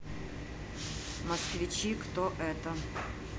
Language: Russian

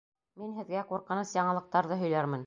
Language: Bashkir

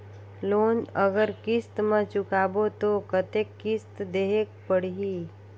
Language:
Chhattisgarhi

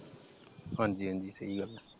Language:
Punjabi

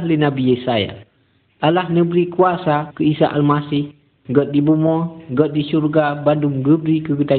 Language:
Malay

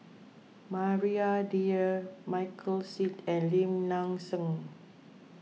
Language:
English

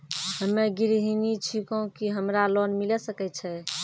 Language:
Maithili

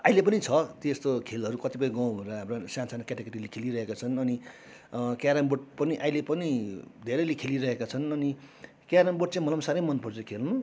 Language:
Nepali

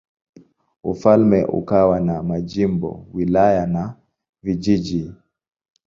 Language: Swahili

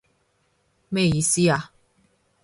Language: Cantonese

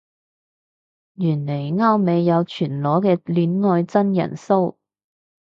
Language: Cantonese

